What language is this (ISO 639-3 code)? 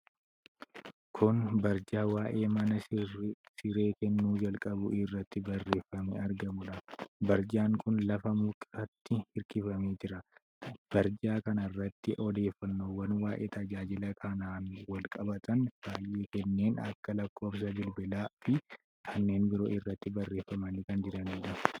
orm